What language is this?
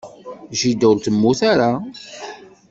Kabyle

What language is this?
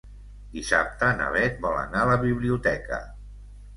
Catalan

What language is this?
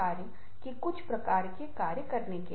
Hindi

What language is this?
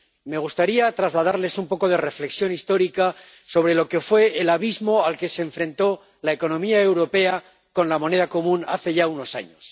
Spanish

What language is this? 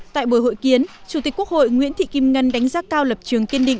Vietnamese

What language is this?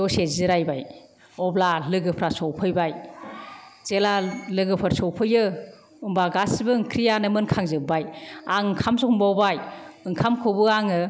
Bodo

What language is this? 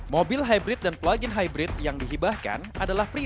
Indonesian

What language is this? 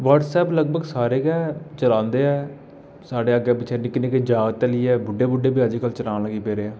Dogri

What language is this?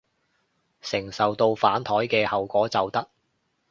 Cantonese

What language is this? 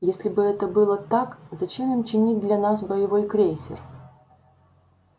Russian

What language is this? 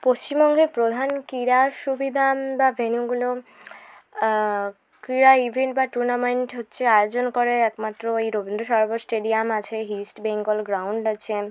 Bangla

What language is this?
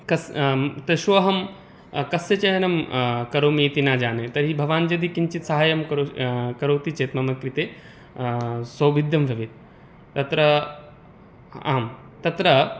Sanskrit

